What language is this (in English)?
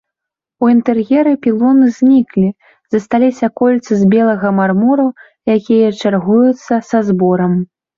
Belarusian